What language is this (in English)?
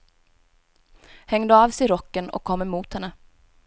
Swedish